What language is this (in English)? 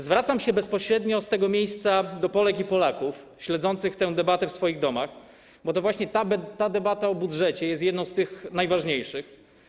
Polish